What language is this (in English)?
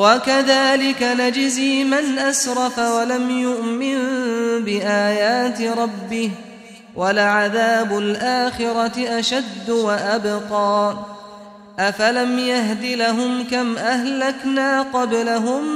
Arabic